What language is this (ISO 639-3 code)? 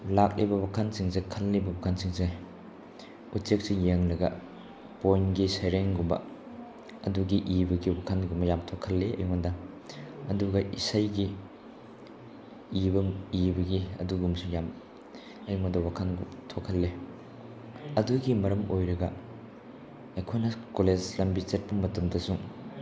mni